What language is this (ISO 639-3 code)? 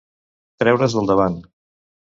cat